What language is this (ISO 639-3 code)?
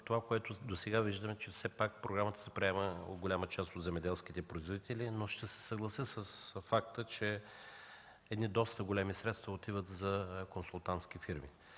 bul